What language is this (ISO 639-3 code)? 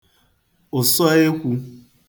ibo